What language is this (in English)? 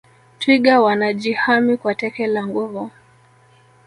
Swahili